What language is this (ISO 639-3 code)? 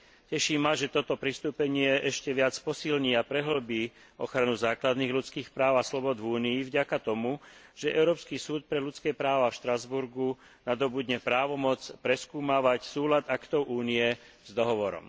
slk